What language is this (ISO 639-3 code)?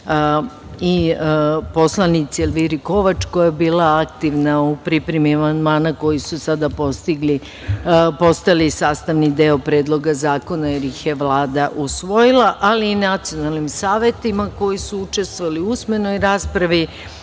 srp